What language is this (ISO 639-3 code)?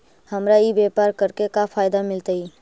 mag